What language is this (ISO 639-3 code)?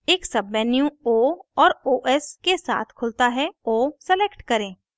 hin